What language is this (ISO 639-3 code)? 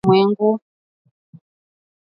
swa